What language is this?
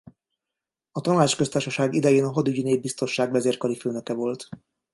Hungarian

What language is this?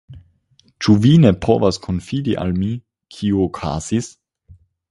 Esperanto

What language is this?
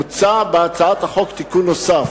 Hebrew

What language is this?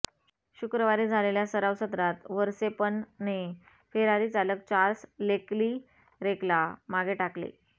Marathi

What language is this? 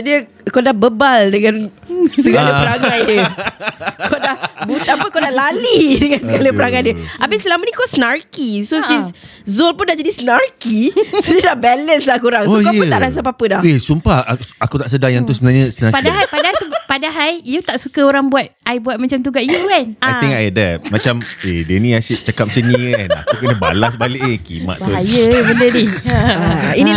Malay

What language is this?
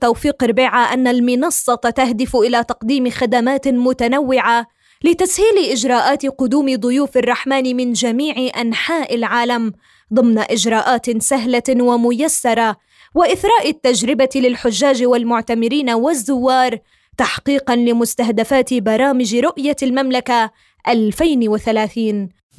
Arabic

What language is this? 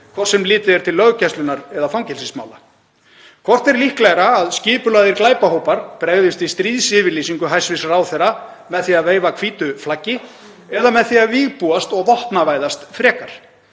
Icelandic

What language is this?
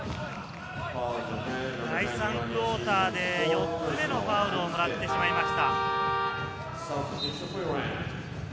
Japanese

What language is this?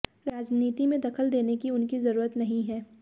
Hindi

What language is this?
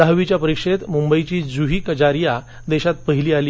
Marathi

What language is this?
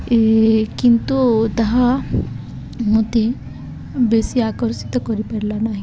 Odia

